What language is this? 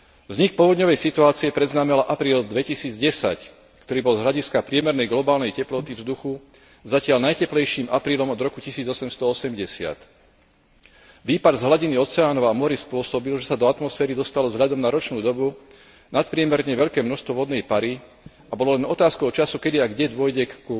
Slovak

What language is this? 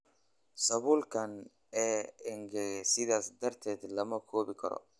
Somali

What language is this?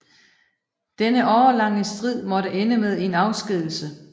Danish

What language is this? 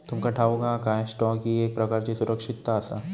Marathi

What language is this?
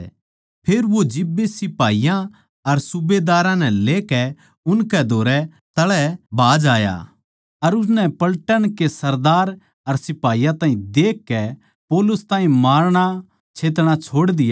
Haryanvi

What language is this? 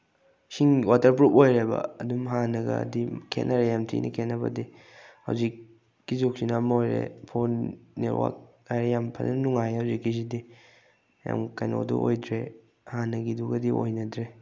Manipuri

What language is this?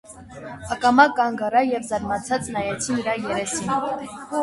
Armenian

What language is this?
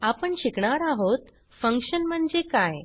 Marathi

